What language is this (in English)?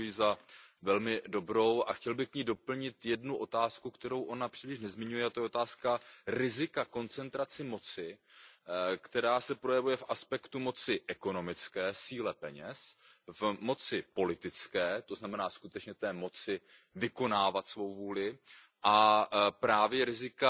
Czech